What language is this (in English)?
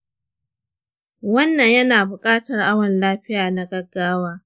Hausa